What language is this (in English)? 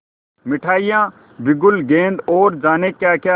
Hindi